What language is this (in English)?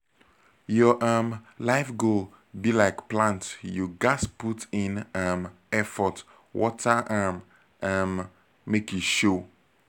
Nigerian Pidgin